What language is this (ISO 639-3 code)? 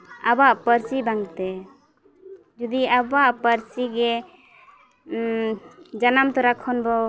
sat